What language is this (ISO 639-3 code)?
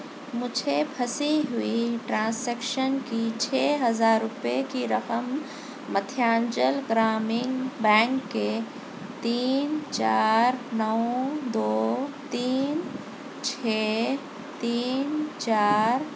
urd